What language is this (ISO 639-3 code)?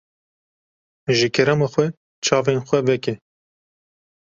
kur